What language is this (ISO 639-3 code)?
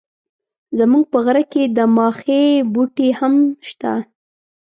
pus